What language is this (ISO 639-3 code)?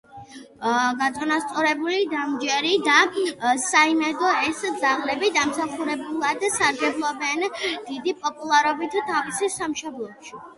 kat